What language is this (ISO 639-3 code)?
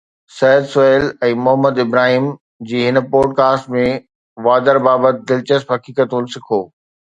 snd